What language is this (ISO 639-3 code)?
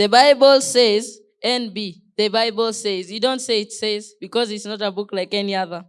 eng